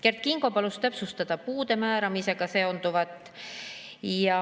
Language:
Estonian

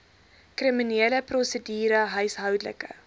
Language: Afrikaans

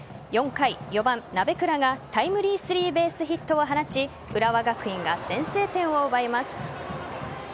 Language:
Japanese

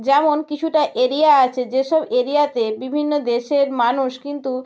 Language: Bangla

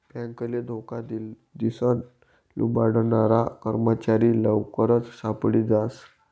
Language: Marathi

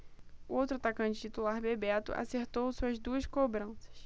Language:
Portuguese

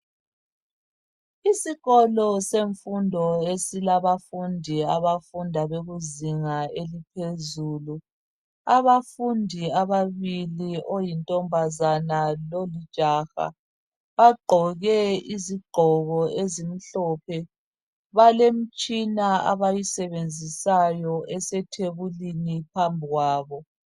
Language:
North Ndebele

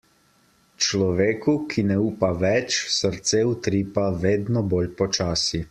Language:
Slovenian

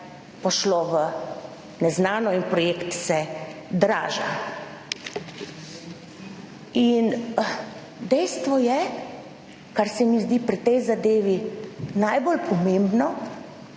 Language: Slovenian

